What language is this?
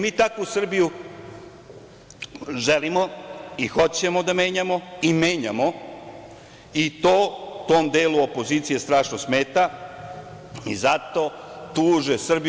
Serbian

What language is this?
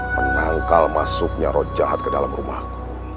Indonesian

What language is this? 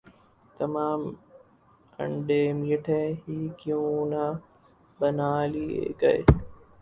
Urdu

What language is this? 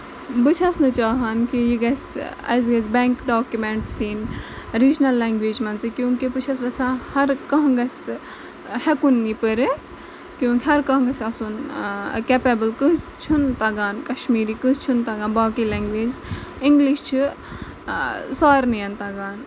Kashmiri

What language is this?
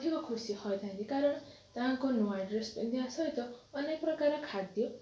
Odia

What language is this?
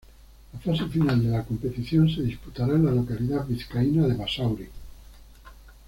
Spanish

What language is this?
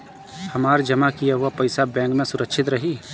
Bhojpuri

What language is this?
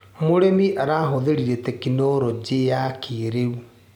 Kikuyu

